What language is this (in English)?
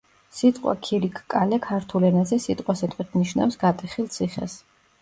Georgian